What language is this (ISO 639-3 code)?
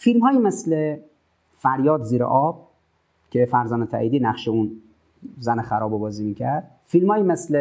fas